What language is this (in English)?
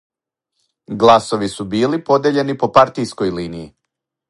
Serbian